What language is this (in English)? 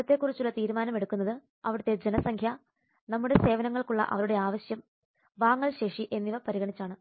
Malayalam